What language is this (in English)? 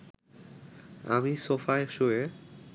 Bangla